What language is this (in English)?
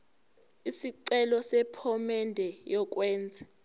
Zulu